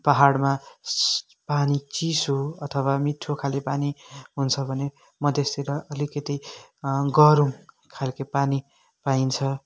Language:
Nepali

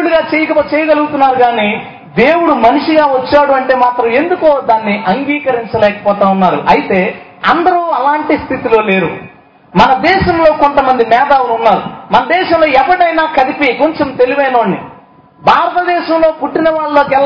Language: Telugu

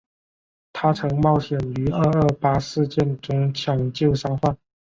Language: Chinese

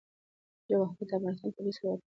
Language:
Pashto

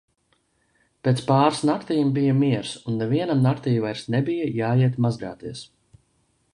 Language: Latvian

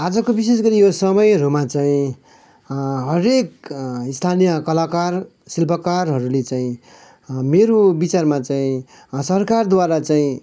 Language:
Nepali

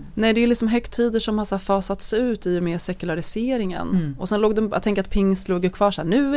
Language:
Swedish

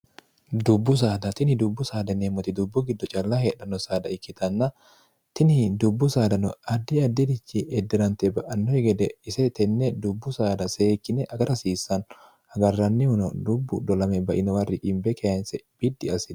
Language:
Sidamo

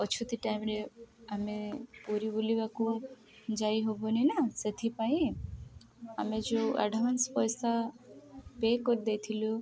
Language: Odia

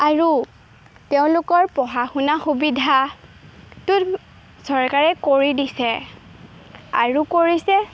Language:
Assamese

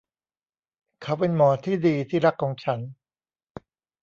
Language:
Thai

